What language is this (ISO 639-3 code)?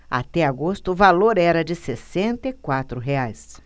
por